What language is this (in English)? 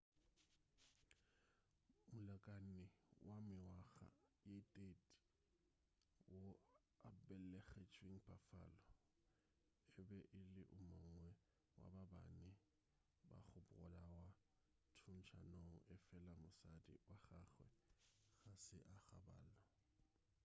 Northern Sotho